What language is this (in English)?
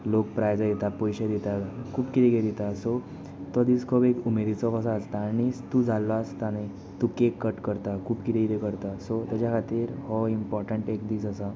Konkani